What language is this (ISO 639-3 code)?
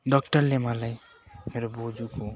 nep